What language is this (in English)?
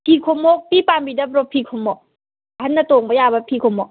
Manipuri